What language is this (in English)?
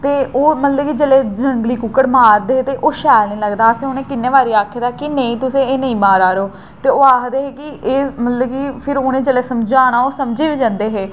Dogri